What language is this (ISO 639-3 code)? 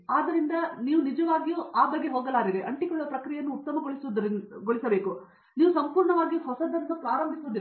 kan